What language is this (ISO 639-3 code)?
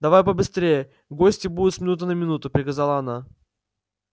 rus